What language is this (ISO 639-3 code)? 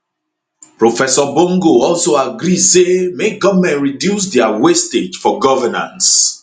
pcm